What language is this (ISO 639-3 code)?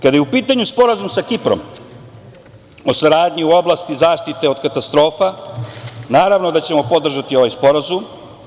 srp